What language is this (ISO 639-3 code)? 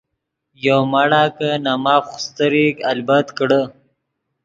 ydg